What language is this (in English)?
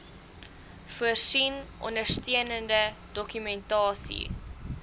Afrikaans